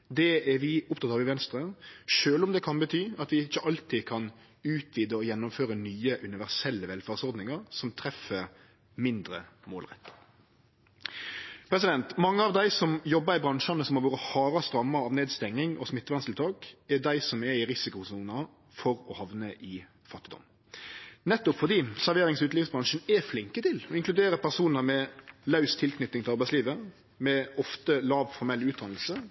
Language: Norwegian Nynorsk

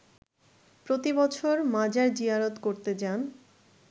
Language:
Bangla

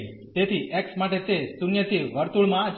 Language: Gujarati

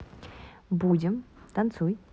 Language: Russian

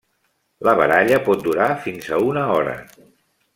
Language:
Catalan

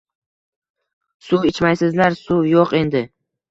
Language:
Uzbek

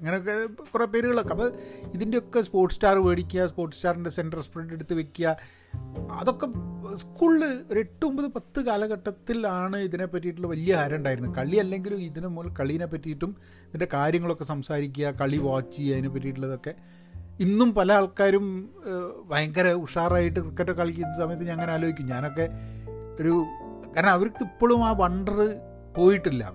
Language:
Malayalam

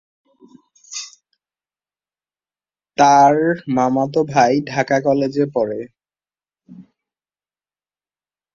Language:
Bangla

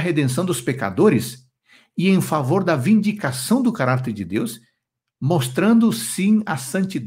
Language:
Portuguese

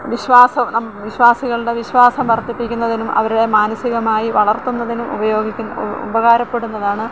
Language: Malayalam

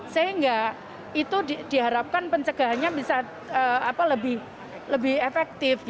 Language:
Indonesian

